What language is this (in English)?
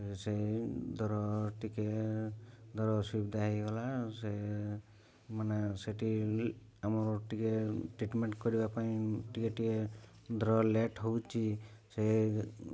Odia